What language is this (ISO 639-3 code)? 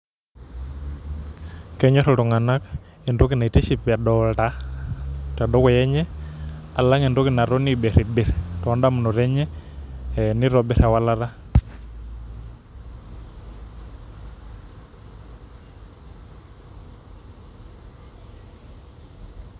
mas